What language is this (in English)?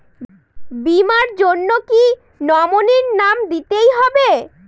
Bangla